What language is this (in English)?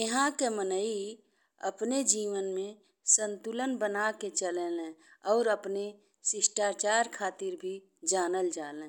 Bhojpuri